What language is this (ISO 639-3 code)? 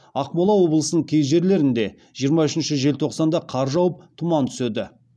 kaz